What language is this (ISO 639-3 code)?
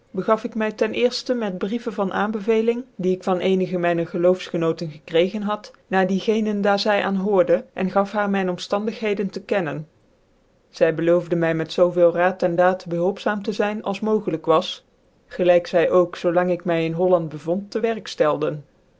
nld